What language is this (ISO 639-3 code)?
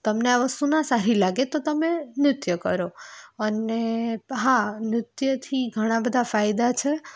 guj